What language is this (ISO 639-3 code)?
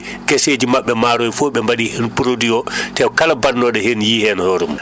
ful